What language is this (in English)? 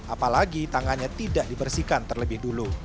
Indonesian